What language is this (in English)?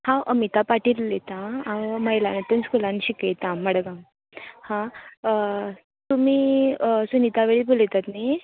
Konkani